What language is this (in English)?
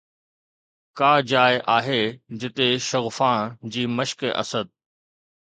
Sindhi